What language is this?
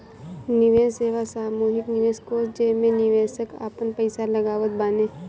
Bhojpuri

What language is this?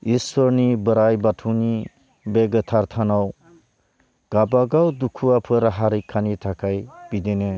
Bodo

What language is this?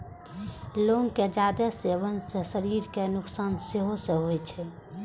Maithili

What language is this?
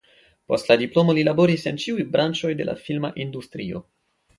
Esperanto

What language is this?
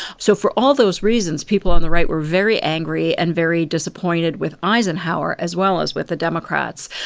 English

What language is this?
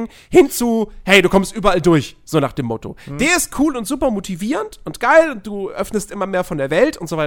German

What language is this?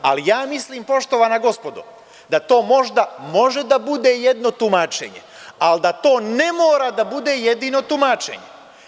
Serbian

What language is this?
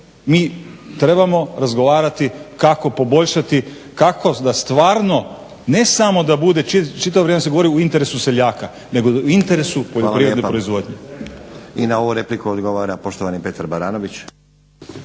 Croatian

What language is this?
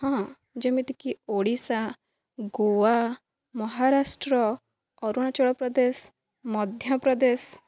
Odia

